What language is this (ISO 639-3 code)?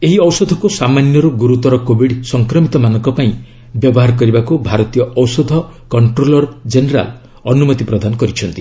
ori